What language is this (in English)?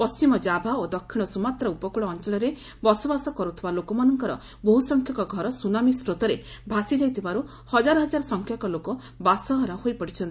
Odia